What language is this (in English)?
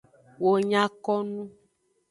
Aja (Benin)